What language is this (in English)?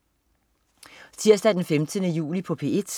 Danish